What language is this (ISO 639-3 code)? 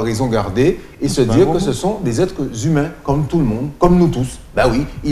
fra